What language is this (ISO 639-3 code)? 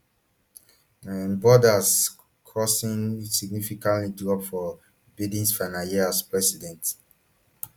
pcm